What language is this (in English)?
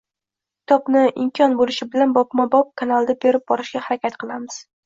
Uzbek